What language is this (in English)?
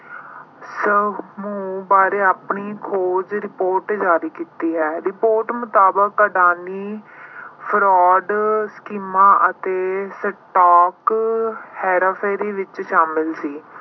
Punjabi